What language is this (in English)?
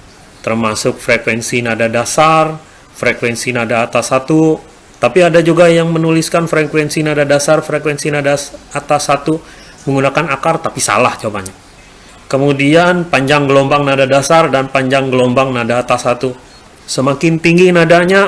Indonesian